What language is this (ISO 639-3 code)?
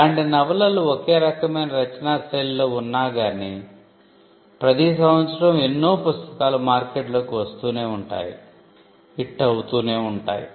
tel